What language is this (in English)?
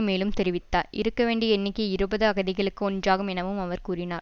Tamil